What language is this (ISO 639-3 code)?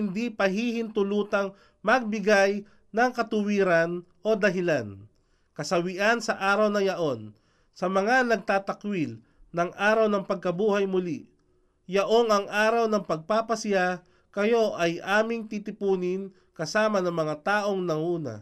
fil